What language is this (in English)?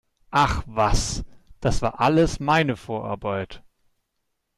German